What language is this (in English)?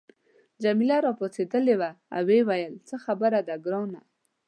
Pashto